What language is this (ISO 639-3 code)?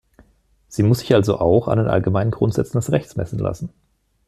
deu